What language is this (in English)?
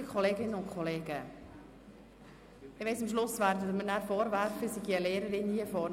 Swiss German